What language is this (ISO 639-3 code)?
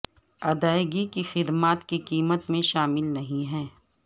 urd